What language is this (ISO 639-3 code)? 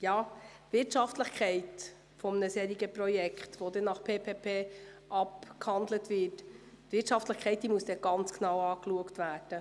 gsw